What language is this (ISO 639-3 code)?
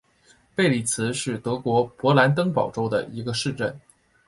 zho